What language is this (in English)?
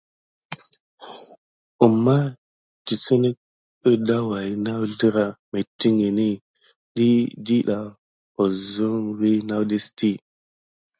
Gidar